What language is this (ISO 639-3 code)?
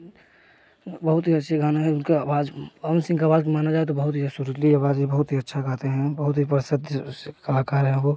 hin